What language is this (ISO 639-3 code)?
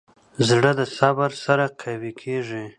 pus